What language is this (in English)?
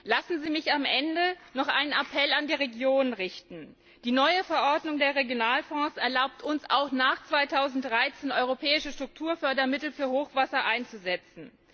German